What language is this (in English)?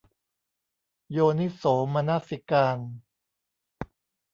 Thai